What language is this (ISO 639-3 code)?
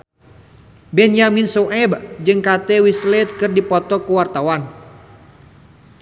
sun